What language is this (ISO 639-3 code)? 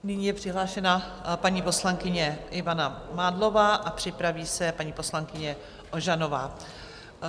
ces